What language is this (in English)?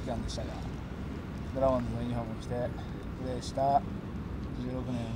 Japanese